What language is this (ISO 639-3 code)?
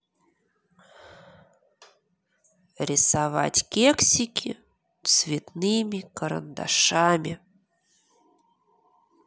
rus